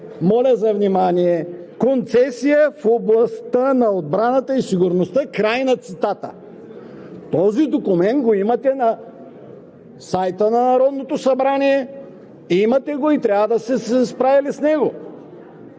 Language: Bulgarian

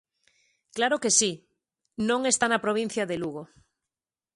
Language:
Galician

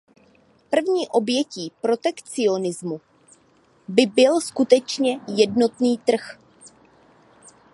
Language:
Czech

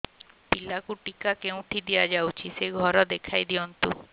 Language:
Odia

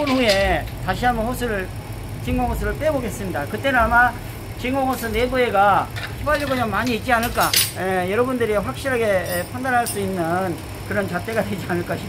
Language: Korean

